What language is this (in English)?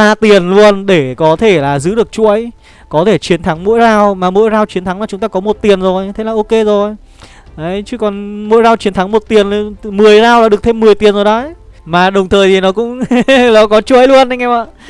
Vietnamese